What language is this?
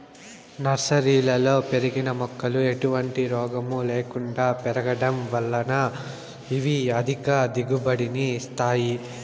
Telugu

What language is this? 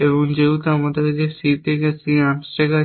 Bangla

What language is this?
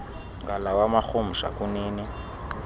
Xhosa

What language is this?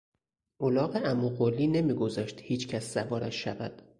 Persian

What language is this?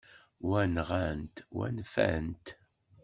Kabyle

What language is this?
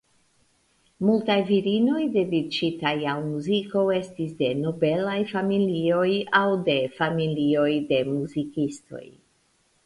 Esperanto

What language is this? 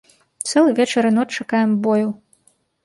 Belarusian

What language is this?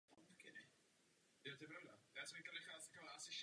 Czech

